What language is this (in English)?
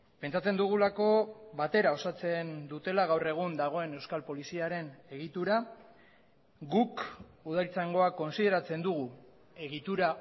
Basque